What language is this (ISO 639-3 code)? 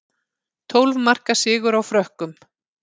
isl